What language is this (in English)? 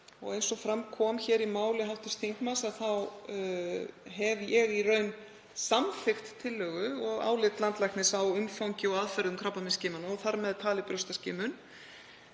Icelandic